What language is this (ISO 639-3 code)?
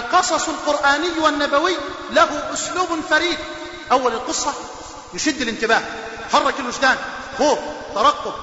ara